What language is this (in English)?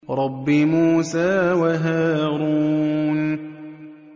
Arabic